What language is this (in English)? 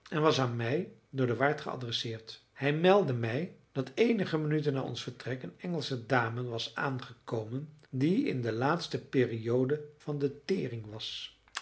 Dutch